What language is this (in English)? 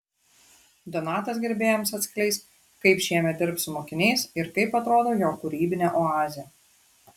Lithuanian